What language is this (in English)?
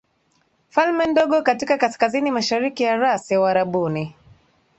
Swahili